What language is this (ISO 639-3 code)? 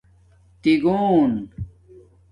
dmk